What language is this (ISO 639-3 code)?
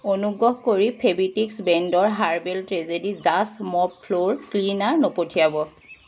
asm